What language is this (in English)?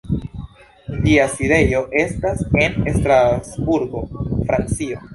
Esperanto